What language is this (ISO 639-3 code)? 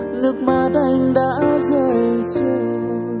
vie